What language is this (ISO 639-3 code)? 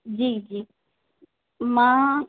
snd